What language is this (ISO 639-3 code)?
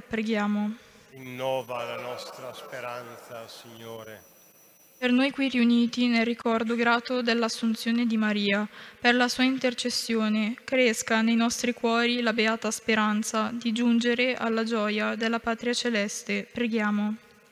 ita